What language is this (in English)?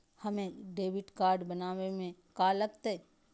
Magahi